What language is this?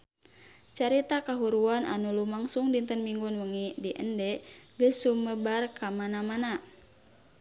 Sundanese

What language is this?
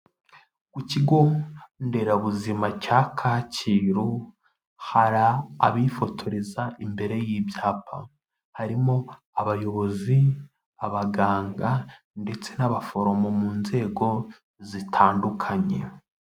Kinyarwanda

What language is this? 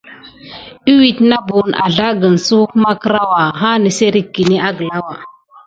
Gidar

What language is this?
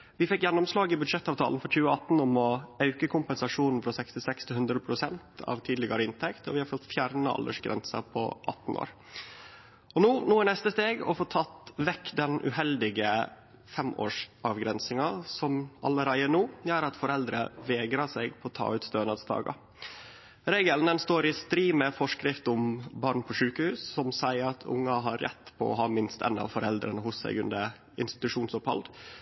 Norwegian Nynorsk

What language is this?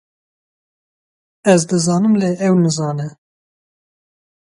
Kurdish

